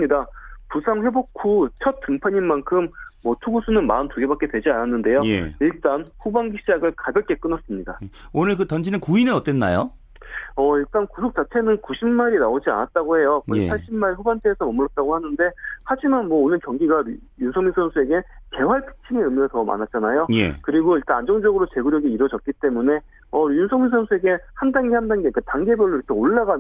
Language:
Korean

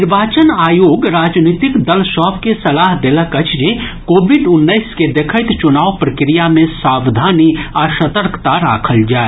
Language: Maithili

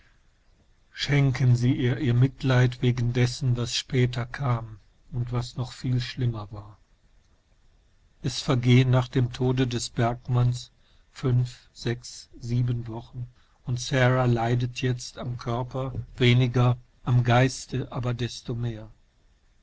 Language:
German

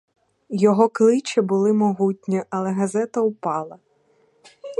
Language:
Ukrainian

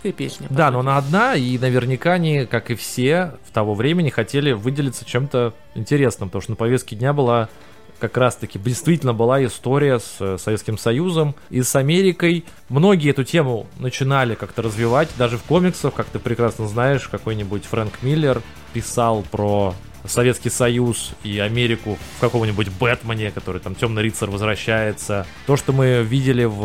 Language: Russian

